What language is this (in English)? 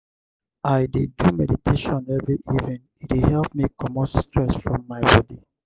Nigerian Pidgin